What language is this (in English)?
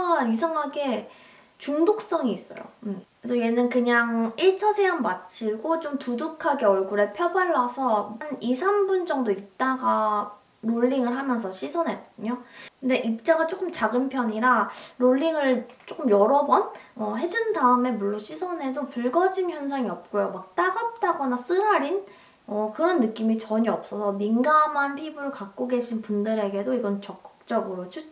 Korean